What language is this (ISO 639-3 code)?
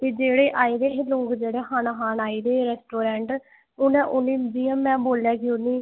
doi